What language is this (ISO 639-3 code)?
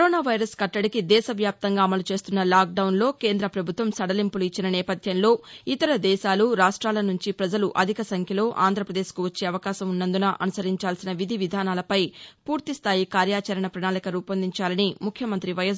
tel